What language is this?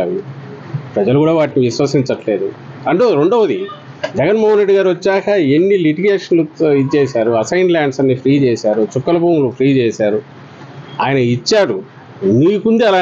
Telugu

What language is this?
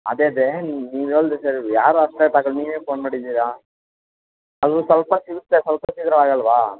Kannada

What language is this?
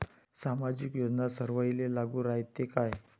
Marathi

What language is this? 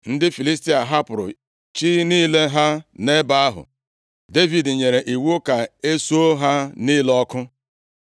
Igbo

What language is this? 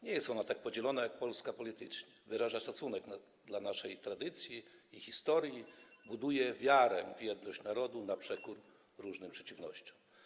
Polish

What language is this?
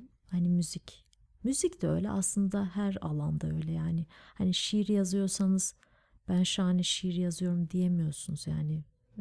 Turkish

